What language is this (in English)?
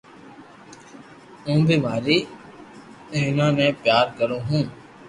Loarki